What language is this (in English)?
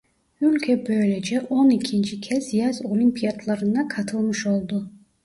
Turkish